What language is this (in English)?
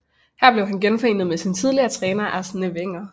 Danish